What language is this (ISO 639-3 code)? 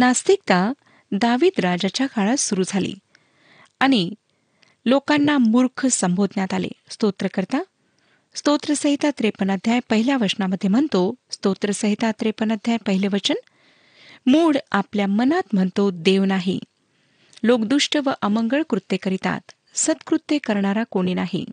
mar